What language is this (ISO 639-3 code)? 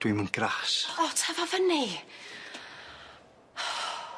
cym